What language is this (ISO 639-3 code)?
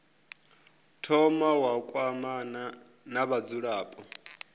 ven